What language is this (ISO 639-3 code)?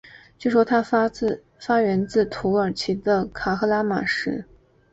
zho